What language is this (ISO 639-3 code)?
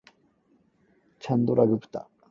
yue